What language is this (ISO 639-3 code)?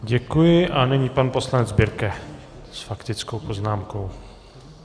ces